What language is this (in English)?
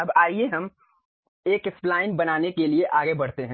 Hindi